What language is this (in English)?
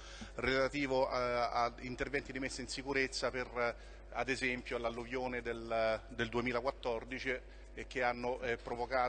Italian